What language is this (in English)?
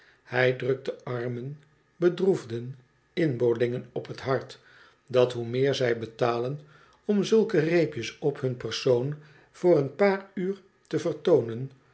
Dutch